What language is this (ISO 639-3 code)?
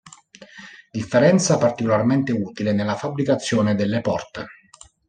ita